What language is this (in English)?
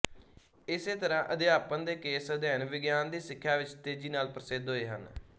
Punjabi